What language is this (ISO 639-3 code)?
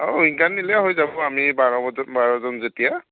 asm